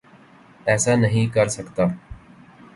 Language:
Urdu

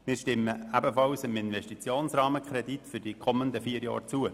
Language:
Swiss German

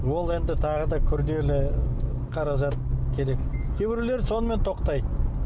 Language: Kazakh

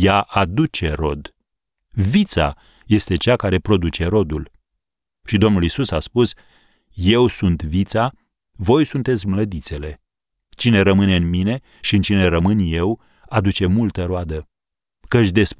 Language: Romanian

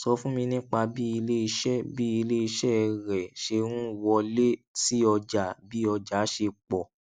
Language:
Yoruba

